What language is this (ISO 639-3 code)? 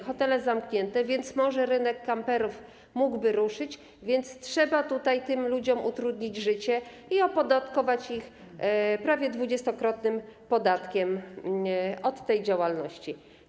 pol